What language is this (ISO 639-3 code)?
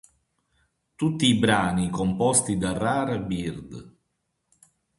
ita